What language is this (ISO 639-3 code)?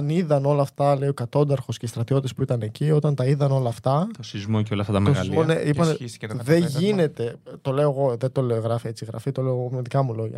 ell